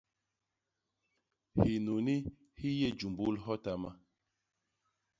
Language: Basaa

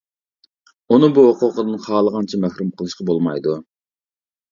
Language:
Uyghur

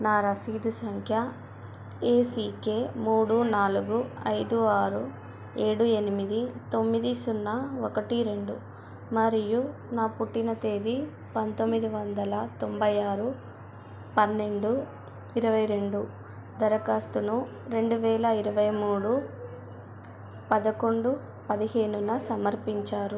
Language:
Telugu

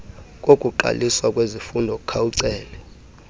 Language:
Xhosa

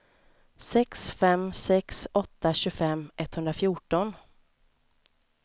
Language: Swedish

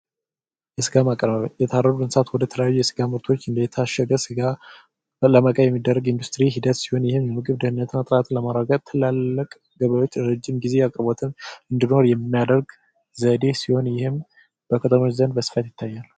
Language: Amharic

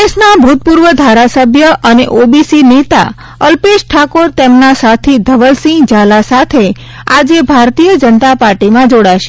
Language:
Gujarati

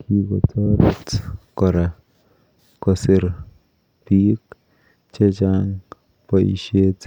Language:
Kalenjin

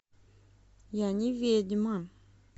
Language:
Russian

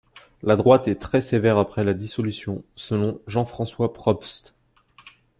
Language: French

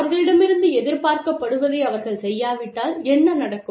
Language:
Tamil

